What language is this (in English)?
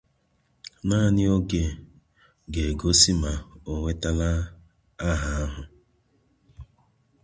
Igbo